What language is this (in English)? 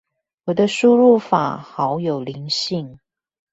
Chinese